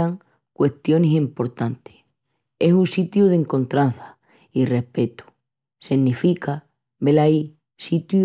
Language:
Extremaduran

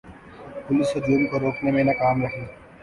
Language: Urdu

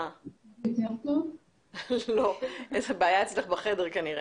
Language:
Hebrew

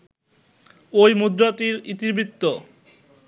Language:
Bangla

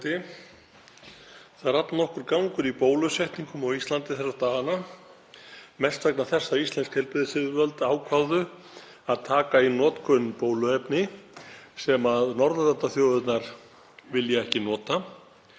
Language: Icelandic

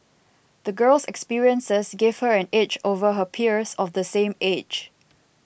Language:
English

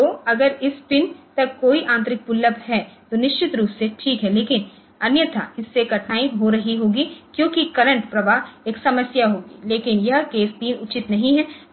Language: Hindi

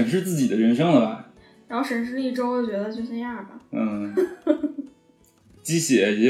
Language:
Chinese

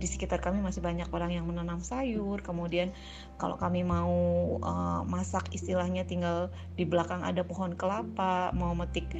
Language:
Indonesian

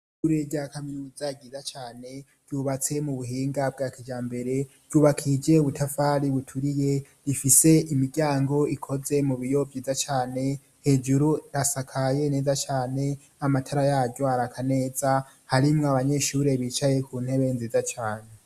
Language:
Rundi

